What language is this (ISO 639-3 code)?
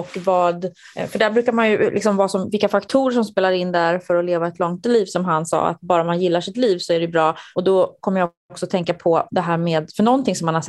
swe